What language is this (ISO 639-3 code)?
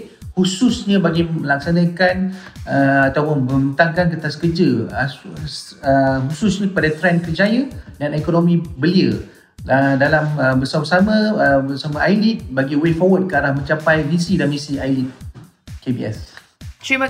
msa